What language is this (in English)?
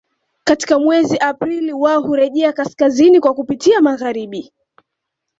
Swahili